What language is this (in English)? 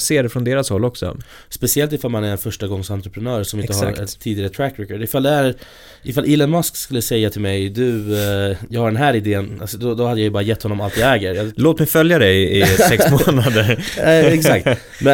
Swedish